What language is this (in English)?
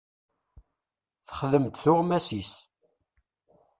Kabyle